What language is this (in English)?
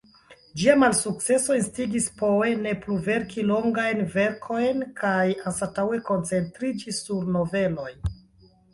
Esperanto